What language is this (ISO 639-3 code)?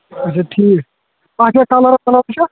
kas